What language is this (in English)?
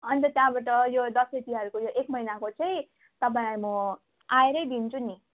Nepali